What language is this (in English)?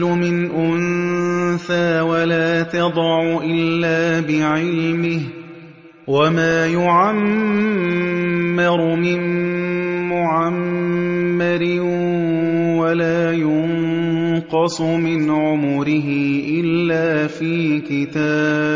Arabic